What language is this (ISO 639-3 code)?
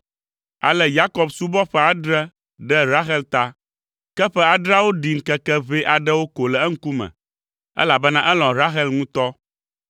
ewe